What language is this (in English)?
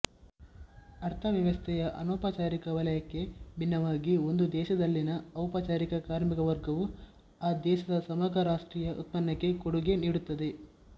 Kannada